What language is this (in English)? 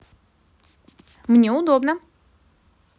Russian